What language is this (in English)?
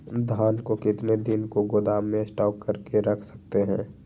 Magahi